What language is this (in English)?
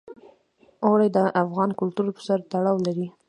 Pashto